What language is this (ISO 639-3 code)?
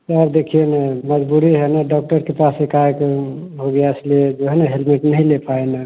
hin